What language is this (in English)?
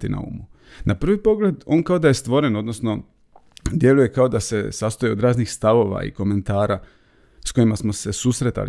Croatian